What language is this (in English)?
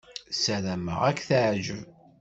Kabyle